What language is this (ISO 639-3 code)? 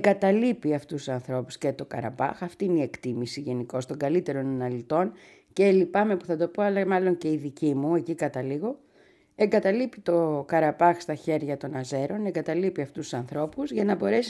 ell